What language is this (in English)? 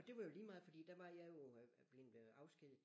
Danish